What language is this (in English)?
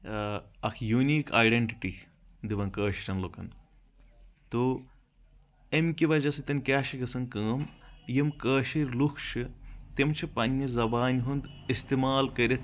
Kashmiri